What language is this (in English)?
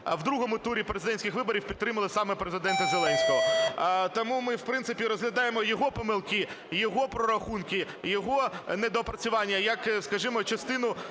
Ukrainian